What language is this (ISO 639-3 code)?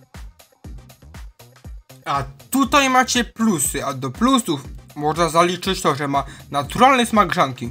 pol